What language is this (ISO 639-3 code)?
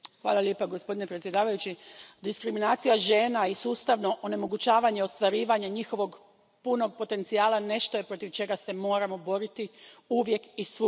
hrv